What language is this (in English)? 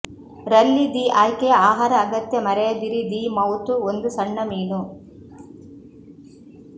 Kannada